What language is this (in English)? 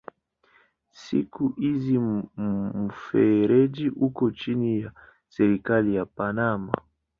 Swahili